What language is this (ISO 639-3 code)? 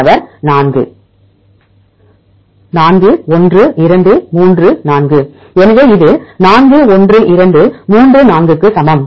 tam